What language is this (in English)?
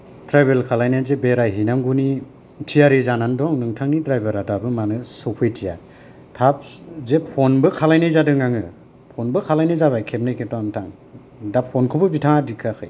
Bodo